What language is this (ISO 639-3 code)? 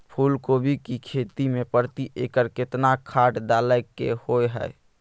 mai